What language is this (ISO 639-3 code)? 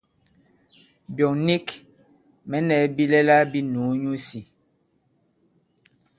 abb